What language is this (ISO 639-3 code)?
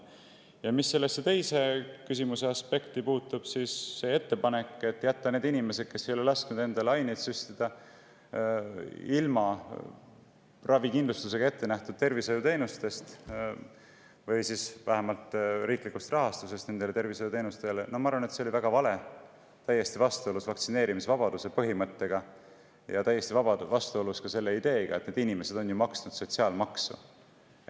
est